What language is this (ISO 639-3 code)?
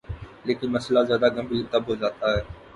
urd